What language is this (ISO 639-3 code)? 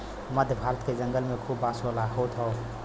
bho